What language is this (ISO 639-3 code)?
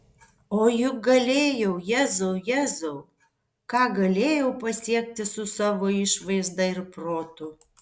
lit